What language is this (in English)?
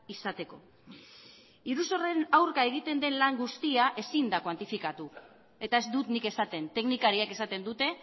Basque